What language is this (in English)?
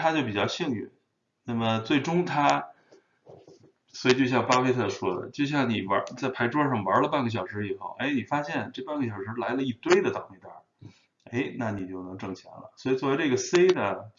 Chinese